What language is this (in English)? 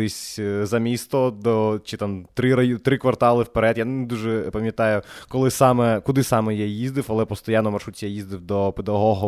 Ukrainian